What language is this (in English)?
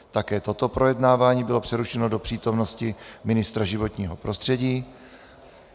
Czech